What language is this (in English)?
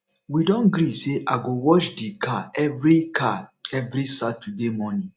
Nigerian Pidgin